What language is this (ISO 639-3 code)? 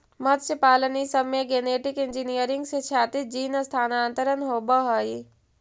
mag